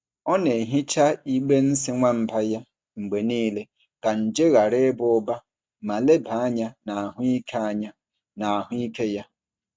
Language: Igbo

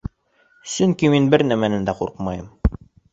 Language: Bashkir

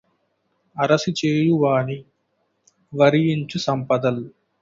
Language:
Telugu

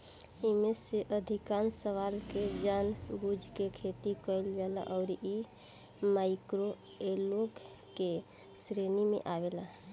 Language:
Bhojpuri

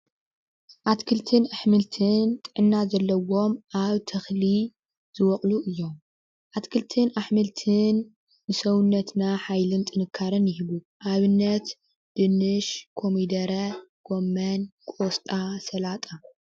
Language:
Tigrinya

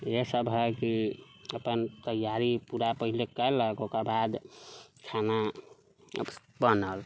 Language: Maithili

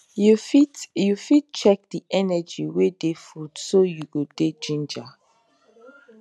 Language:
Nigerian Pidgin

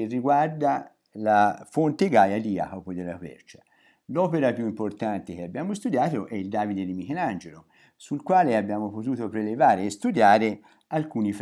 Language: Italian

